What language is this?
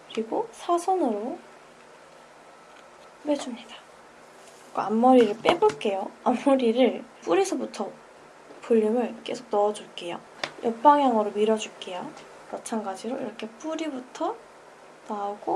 Korean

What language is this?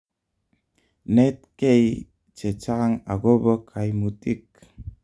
Kalenjin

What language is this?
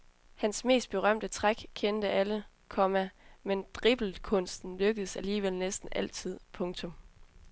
Danish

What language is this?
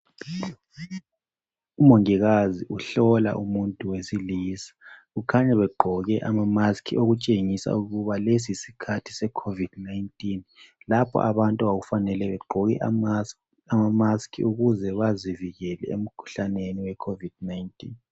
North Ndebele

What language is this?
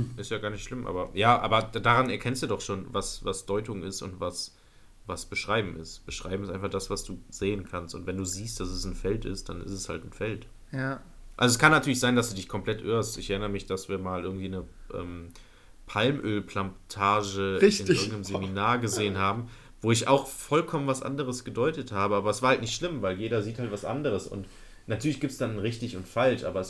German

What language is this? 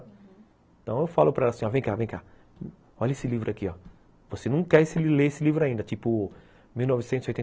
Portuguese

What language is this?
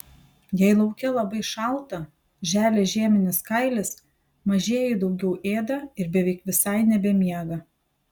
Lithuanian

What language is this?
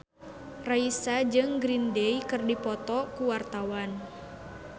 Sundanese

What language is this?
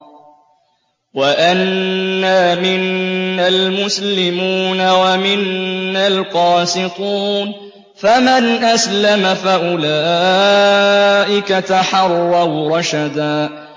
Arabic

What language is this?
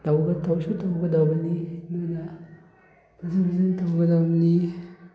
Manipuri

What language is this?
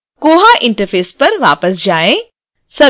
Hindi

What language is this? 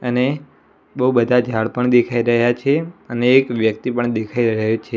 Gujarati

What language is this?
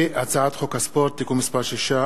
Hebrew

